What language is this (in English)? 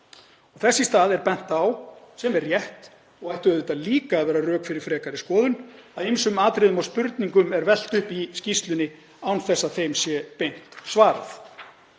Icelandic